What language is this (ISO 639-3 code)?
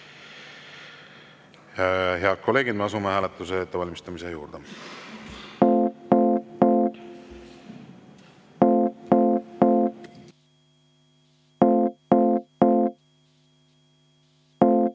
est